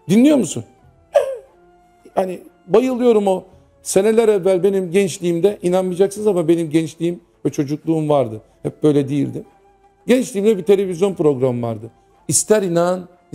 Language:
Turkish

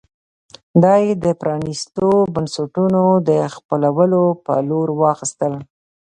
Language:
Pashto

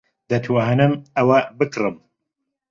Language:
Central Kurdish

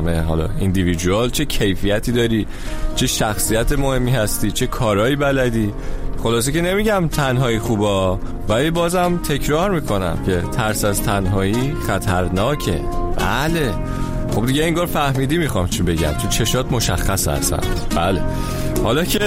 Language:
Persian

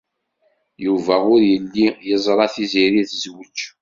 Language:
Kabyle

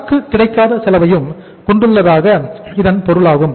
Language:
Tamil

